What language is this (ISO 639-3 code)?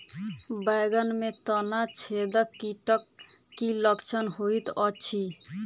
mai